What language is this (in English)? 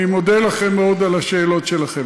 Hebrew